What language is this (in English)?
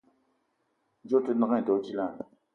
Eton (Cameroon)